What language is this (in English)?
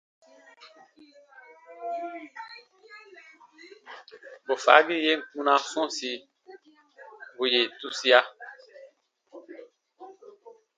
Baatonum